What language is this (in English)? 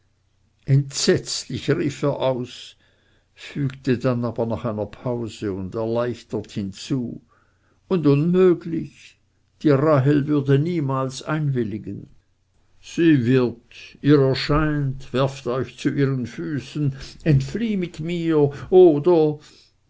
German